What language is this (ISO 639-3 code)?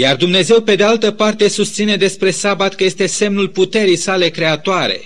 ron